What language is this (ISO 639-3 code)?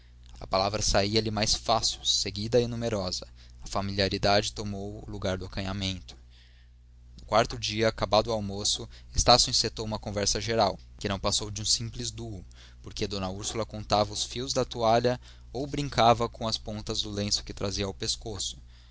por